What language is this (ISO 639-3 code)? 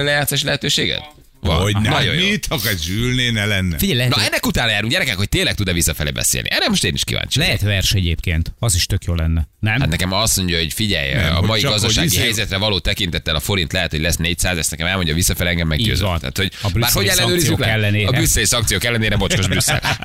hun